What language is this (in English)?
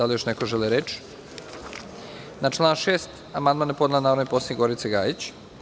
Serbian